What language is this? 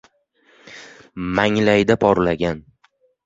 Uzbek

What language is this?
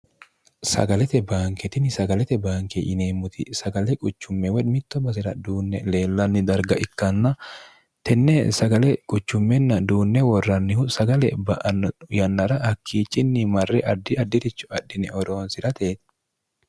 Sidamo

